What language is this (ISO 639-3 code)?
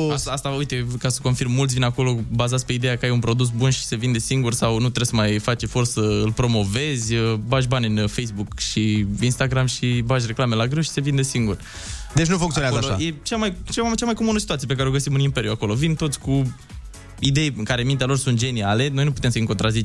ron